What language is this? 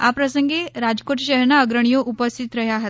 Gujarati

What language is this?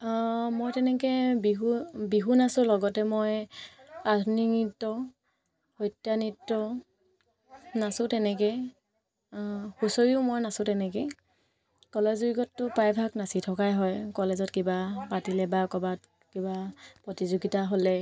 Assamese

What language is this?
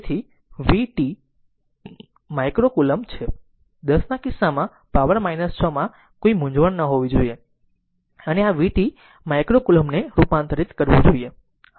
Gujarati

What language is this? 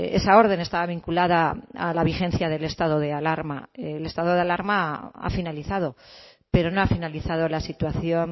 Spanish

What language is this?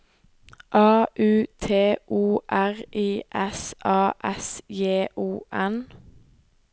Norwegian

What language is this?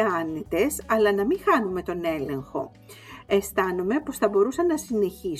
Greek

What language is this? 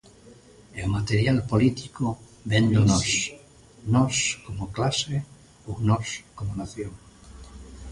Galician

